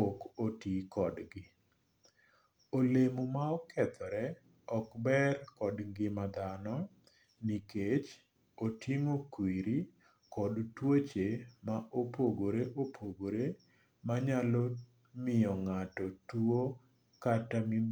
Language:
Luo (Kenya and Tanzania)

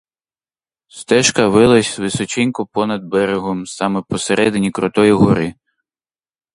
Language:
Ukrainian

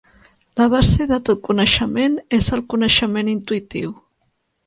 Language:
Catalan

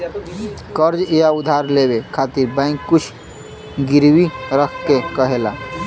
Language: Bhojpuri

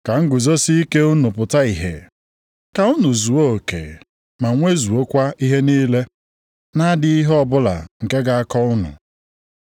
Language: Igbo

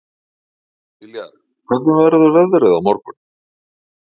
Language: Icelandic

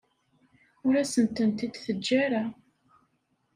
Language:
Kabyle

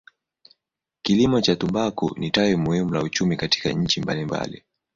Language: Swahili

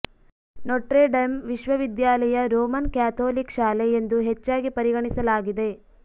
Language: Kannada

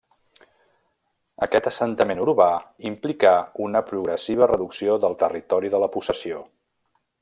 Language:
Catalan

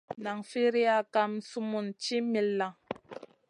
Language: Masana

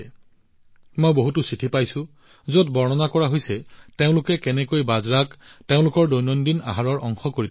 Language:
Assamese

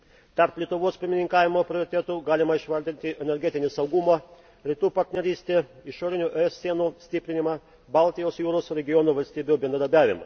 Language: Lithuanian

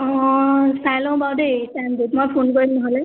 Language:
Assamese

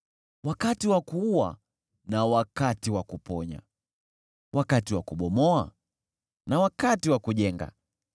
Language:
Swahili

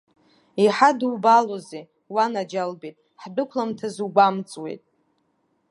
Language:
Abkhazian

